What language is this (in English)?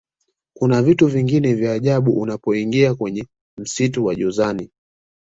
Swahili